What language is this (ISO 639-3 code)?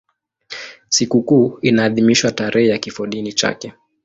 swa